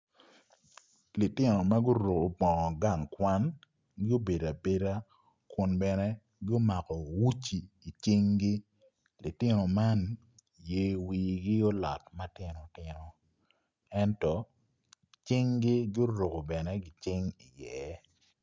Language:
Acoli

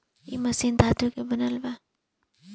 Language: Bhojpuri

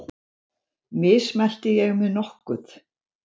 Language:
Icelandic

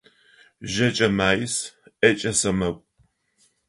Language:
Adyghe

